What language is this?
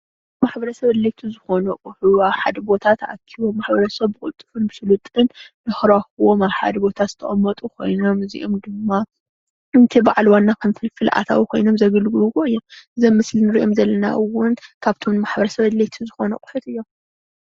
Tigrinya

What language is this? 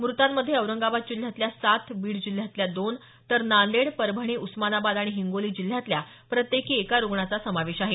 Marathi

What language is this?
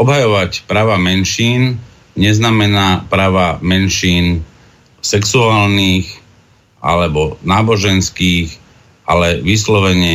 Slovak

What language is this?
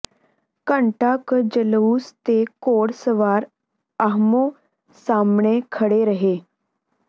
Punjabi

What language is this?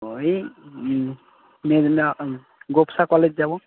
Bangla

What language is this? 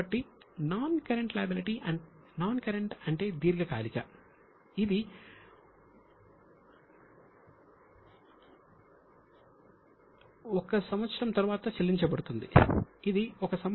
Telugu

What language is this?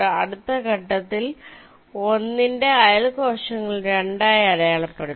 Malayalam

